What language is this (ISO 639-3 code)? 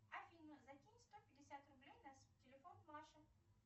rus